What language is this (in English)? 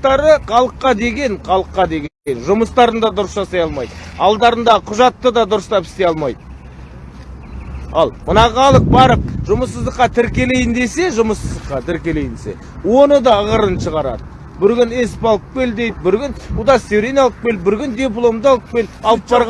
Turkish